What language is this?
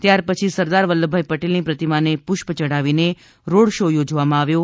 Gujarati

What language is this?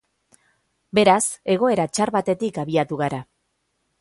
Basque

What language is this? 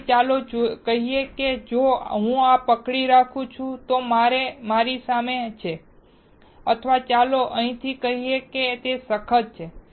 Gujarati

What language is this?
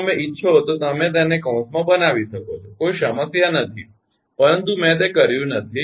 Gujarati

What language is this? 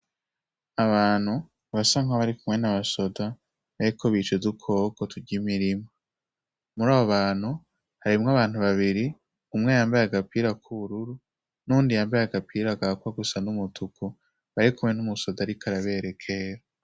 Rundi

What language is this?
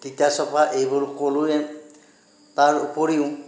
Assamese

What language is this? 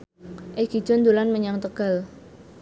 Javanese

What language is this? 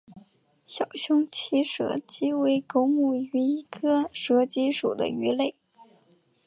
Chinese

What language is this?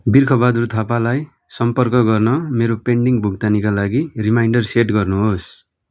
Nepali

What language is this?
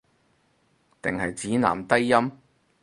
Cantonese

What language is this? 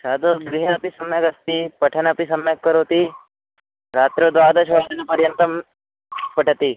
Sanskrit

